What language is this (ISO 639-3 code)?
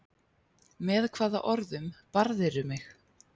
isl